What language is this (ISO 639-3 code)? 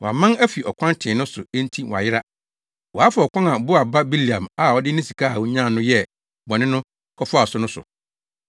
aka